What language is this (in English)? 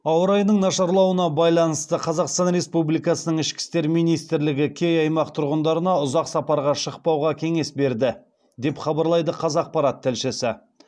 Kazakh